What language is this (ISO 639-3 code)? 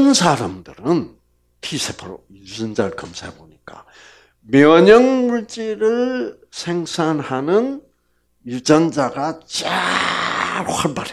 kor